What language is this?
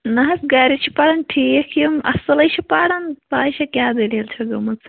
Kashmiri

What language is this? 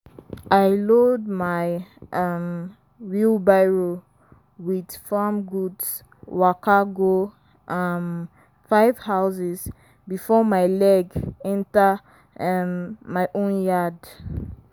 Nigerian Pidgin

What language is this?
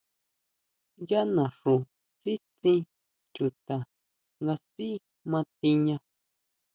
Huautla Mazatec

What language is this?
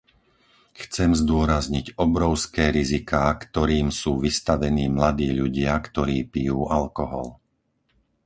Slovak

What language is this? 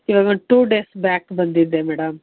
Kannada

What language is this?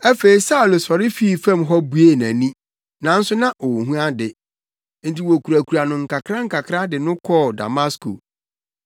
Akan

